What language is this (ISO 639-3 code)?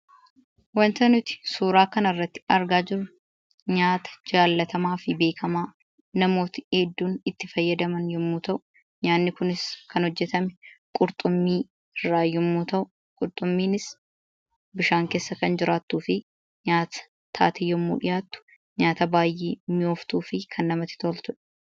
orm